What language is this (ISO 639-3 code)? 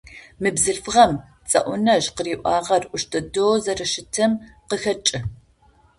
ady